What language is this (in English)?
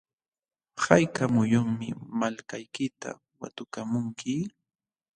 Jauja Wanca Quechua